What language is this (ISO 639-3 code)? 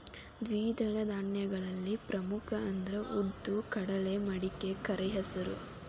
kan